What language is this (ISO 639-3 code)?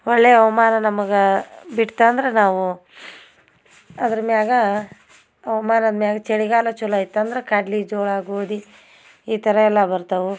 kan